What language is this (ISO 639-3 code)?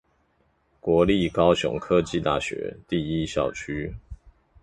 zho